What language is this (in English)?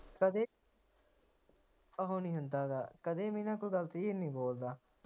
Punjabi